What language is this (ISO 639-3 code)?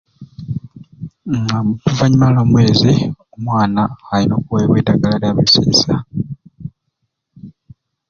ruc